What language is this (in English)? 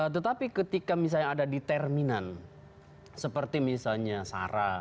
Indonesian